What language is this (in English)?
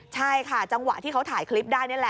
Thai